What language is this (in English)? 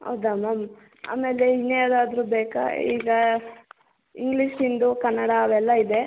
Kannada